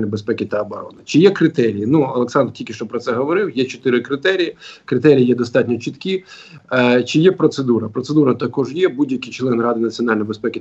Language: Ukrainian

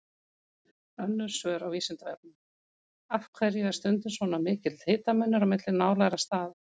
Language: Icelandic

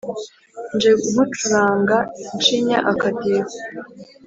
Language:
Kinyarwanda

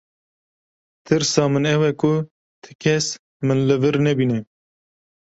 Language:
Kurdish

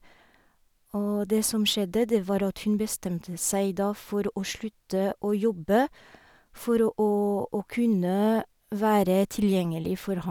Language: Norwegian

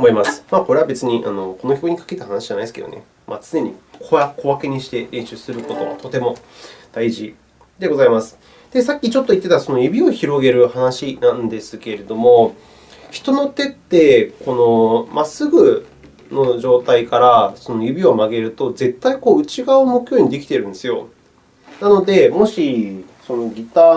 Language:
Japanese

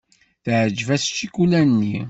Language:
Kabyle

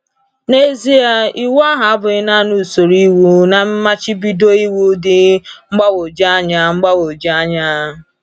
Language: Igbo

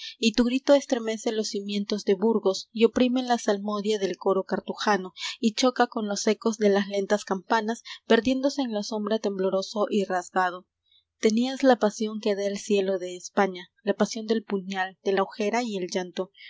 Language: Spanish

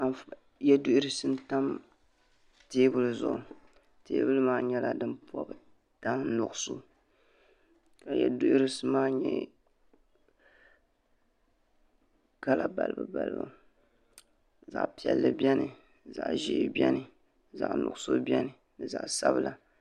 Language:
Dagbani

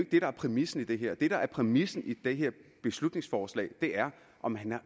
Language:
Danish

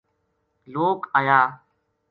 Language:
Gujari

